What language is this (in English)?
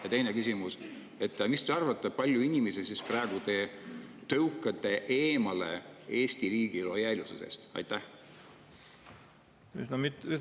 Estonian